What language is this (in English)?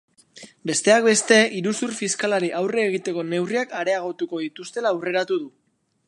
Basque